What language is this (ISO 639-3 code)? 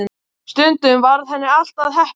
isl